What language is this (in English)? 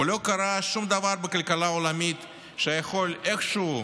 Hebrew